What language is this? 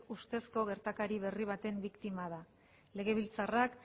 Basque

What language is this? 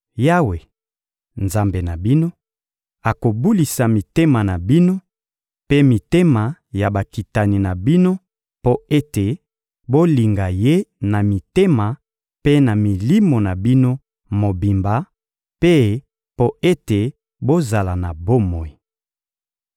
Lingala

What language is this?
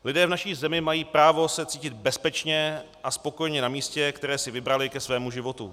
Czech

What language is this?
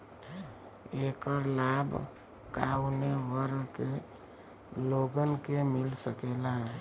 Bhojpuri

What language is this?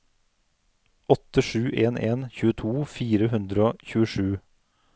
Norwegian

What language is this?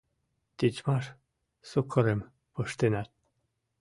Mari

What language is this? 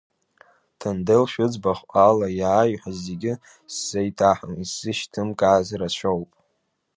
Abkhazian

